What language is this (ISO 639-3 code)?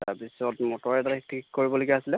asm